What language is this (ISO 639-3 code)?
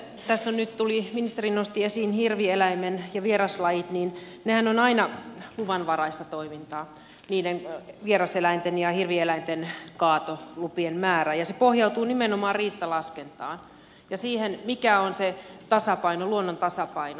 fin